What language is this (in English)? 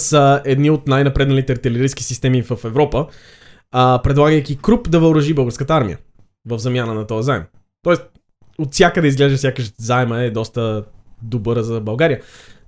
Bulgarian